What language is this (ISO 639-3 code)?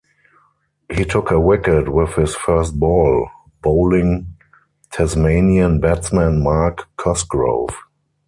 eng